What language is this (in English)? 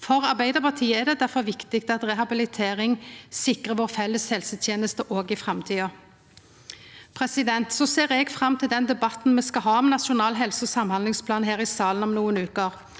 Norwegian